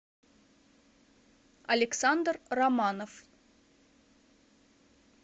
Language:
Russian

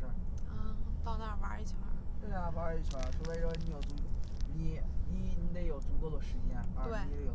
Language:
Chinese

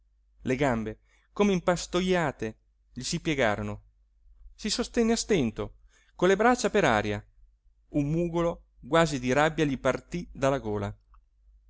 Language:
Italian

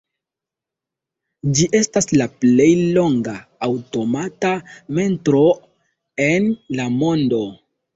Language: Esperanto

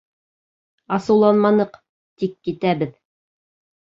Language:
Bashkir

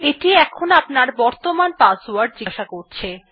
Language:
Bangla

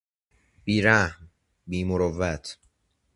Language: Persian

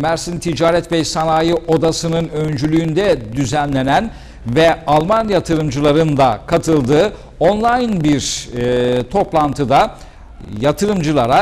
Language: Turkish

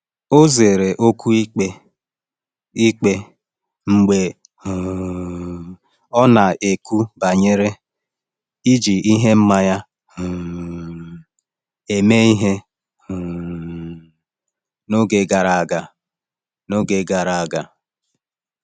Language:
Igbo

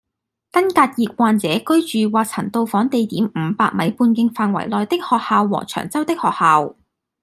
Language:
Cantonese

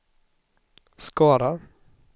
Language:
Swedish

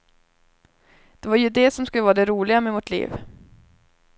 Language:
Swedish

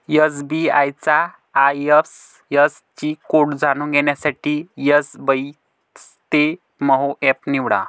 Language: Marathi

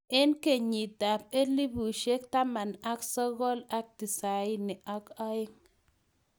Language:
Kalenjin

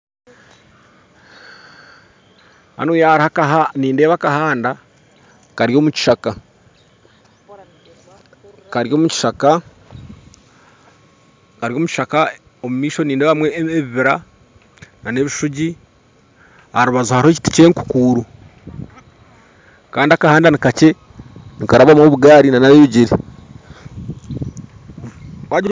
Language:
Nyankole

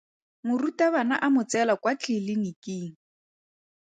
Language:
Tswana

